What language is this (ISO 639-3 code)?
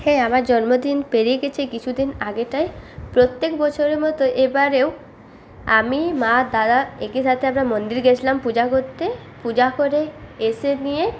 ben